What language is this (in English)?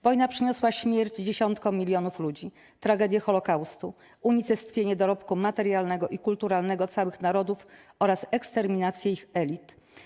Polish